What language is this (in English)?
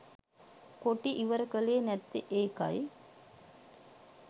Sinhala